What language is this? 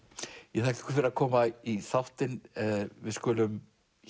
Icelandic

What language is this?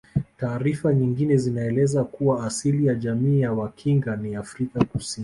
Swahili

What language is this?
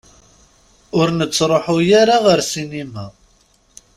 Kabyle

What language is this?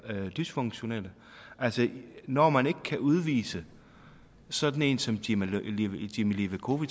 Danish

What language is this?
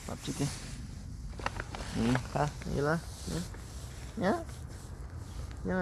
Korean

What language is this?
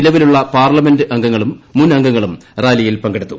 Malayalam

